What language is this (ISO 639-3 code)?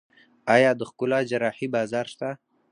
pus